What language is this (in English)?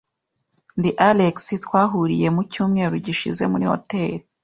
Kinyarwanda